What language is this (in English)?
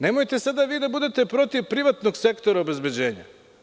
Serbian